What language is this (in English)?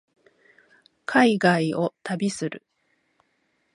Japanese